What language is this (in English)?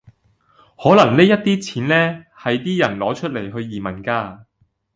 Cantonese